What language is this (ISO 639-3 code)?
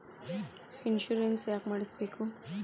kan